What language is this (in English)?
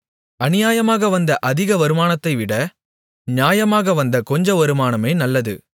Tamil